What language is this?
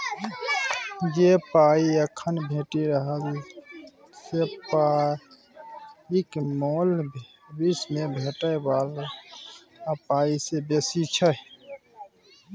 Maithili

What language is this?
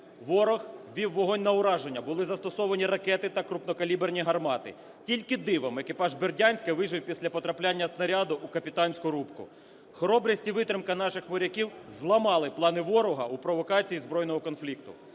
Ukrainian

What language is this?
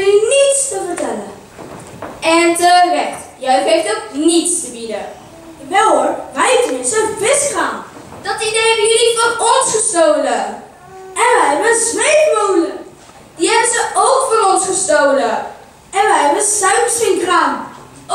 Dutch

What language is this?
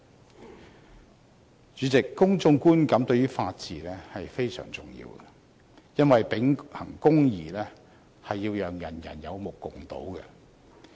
Cantonese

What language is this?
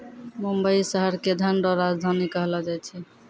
Maithili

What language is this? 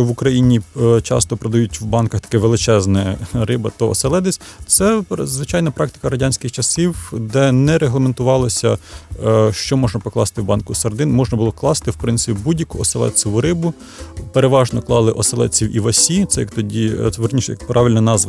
Ukrainian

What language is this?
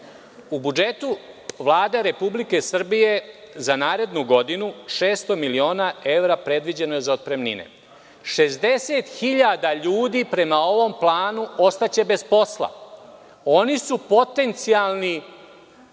Serbian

